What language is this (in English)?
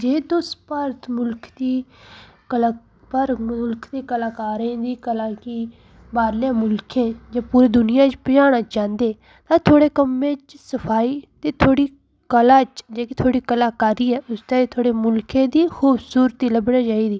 Dogri